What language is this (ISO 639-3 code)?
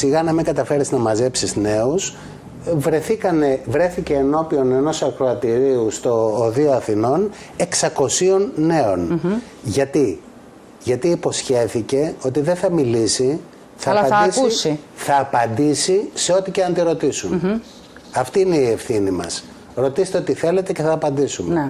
ell